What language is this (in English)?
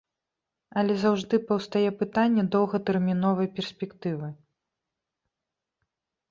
Belarusian